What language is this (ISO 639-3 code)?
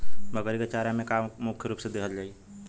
bho